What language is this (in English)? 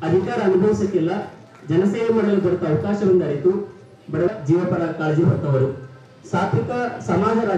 Kannada